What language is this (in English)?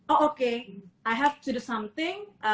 Indonesian